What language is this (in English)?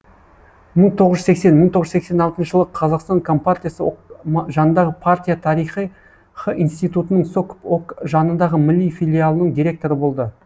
Kazakh